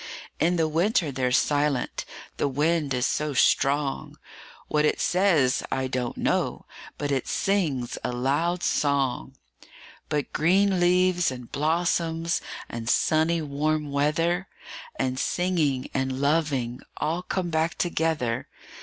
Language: English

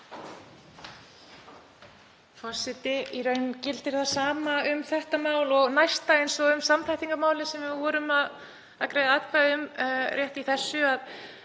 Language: Icelandic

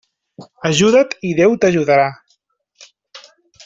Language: Catalan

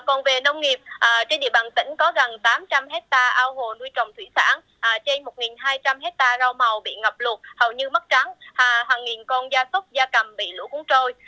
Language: Vietnamese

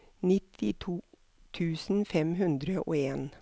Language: Norwegian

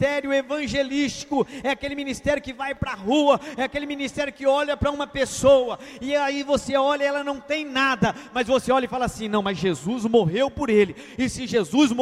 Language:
Portuguese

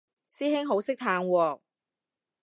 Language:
Cantonese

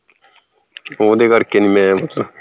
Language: Punjabi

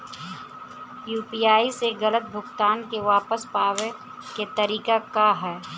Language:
Bhojpuri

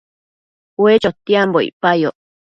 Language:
Matsés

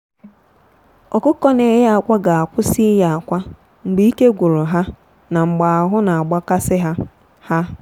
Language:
Igbo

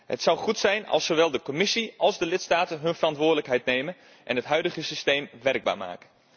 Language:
Dutch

